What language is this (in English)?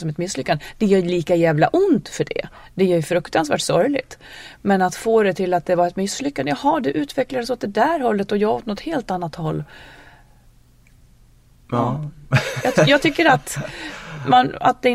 Swedish